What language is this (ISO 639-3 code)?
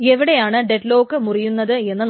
mal